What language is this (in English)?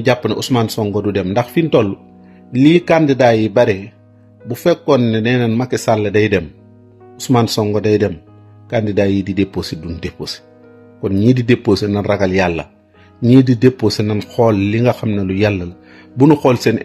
Arabic